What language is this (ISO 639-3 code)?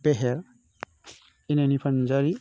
brx